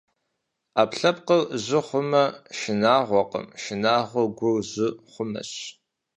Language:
Kabardian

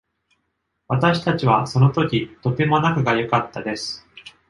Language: Japanese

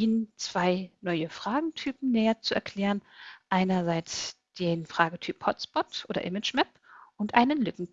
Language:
German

